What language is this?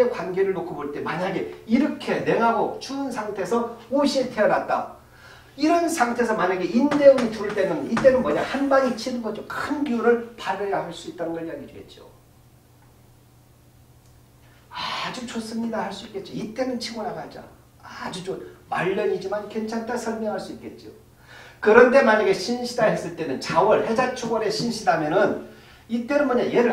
Korean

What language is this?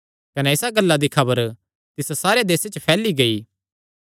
Kangri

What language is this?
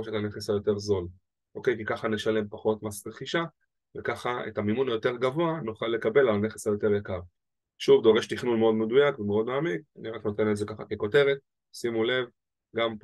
Hebrew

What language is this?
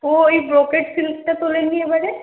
Bangla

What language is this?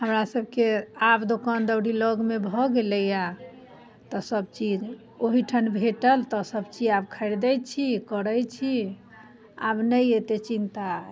Maithili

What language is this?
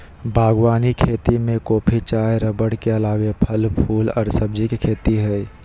Magahi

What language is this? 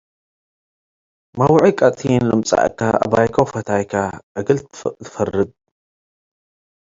Tigre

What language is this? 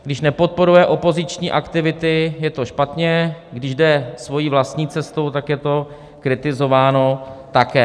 Czech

